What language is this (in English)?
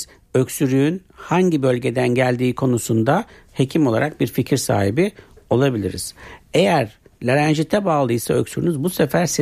Turkish